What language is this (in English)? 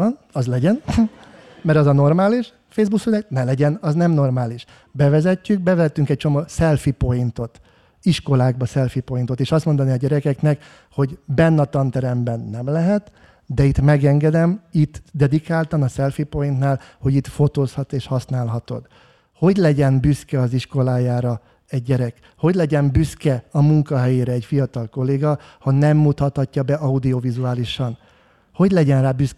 Hungarian